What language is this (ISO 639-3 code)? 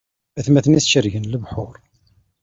kab